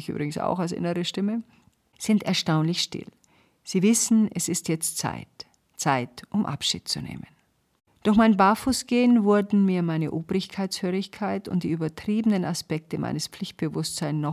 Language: German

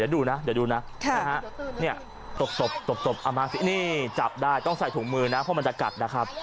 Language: Thai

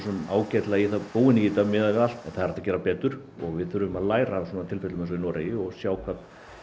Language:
Icelandic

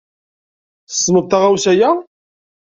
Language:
Kabyle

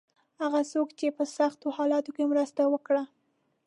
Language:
Pashto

